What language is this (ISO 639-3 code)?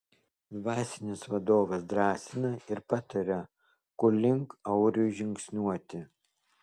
lit